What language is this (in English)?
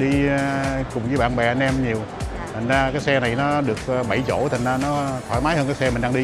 Vietnamese